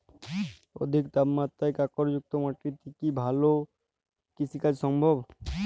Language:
Bangla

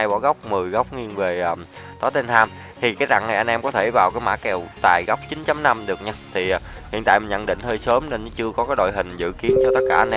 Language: Vietnamese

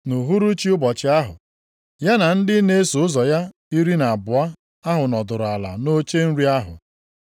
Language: Igbo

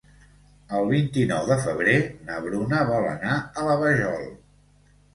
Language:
Catalan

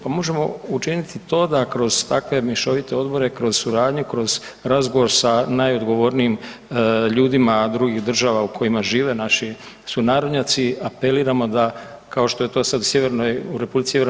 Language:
Croatian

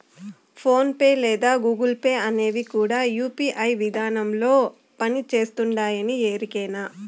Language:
Telugu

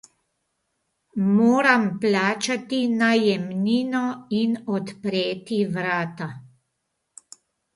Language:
Slovenian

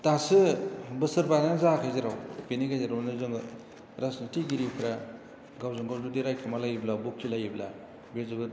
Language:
Bodo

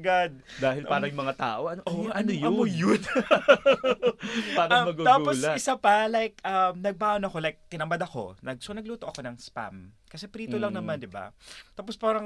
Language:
Filipino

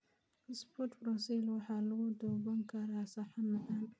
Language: Somali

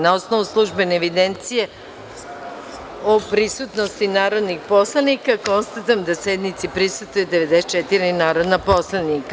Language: Serbian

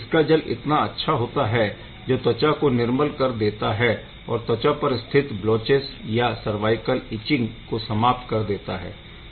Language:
Hindi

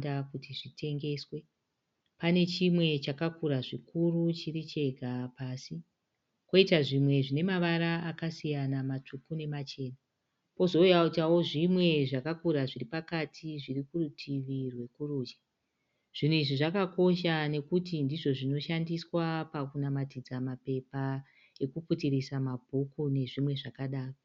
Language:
Shona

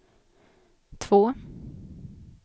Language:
Swedish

